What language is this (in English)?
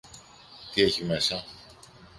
Greek